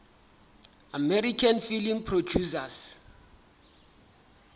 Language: Southern Sotho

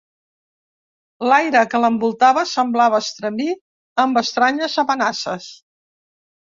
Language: Catalan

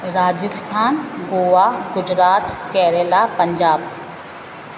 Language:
Sindhi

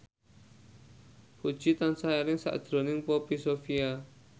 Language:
Javanese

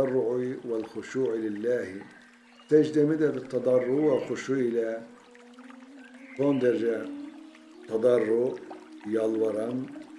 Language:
Turkish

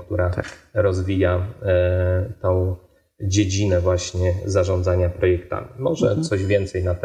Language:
Polish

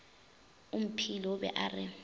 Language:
Northern Sotho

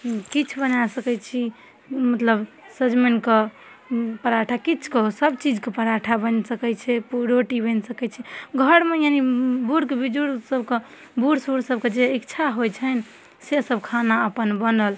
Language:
Maithili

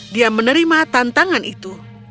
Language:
Indonesian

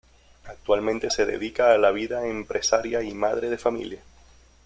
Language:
Spanish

